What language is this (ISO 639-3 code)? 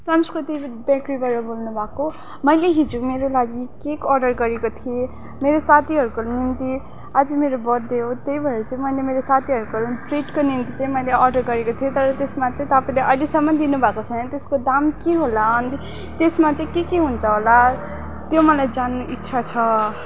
nep